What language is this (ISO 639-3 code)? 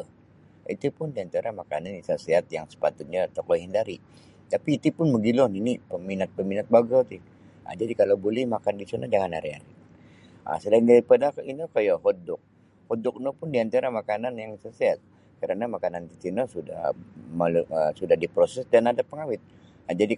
bsy